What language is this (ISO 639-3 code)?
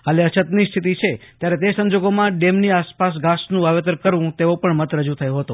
guj